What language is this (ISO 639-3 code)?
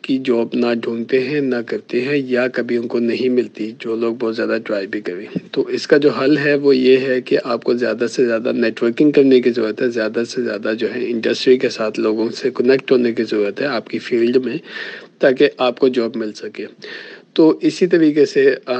urd